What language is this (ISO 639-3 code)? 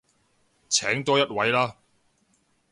yue